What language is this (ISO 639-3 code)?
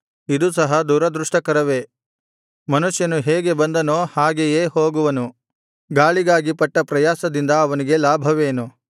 kan